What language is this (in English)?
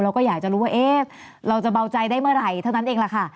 Thai